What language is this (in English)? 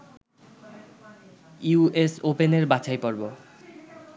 Bangla